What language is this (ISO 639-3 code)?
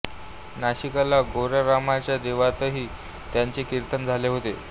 mar